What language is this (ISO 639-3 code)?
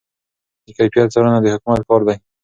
pus